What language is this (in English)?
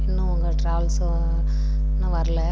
Tamil